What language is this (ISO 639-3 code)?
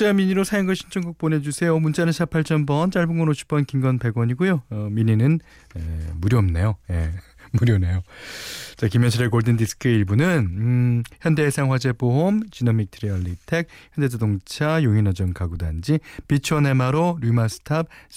kor